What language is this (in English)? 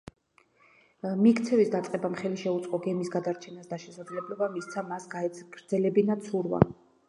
Georgian